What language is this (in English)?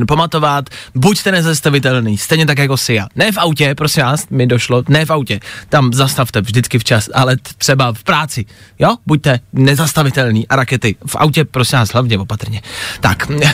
Czech